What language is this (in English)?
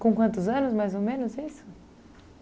Portuguese